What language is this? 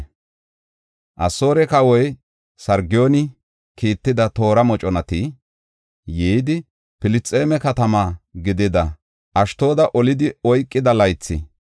Gofa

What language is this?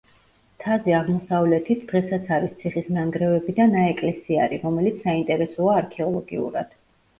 Georgian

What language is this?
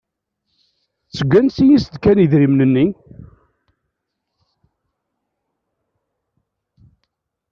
Kabyle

